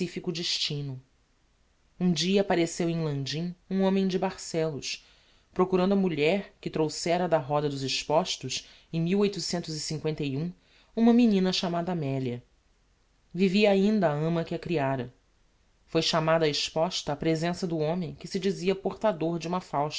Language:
Portuguese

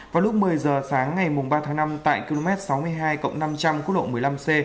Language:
Vietnamese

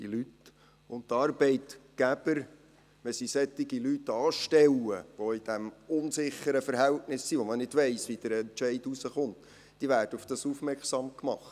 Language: Swiss German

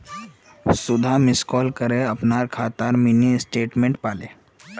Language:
Magahi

